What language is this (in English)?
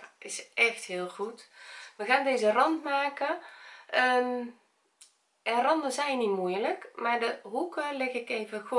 Dutch